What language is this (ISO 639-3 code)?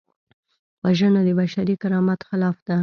pus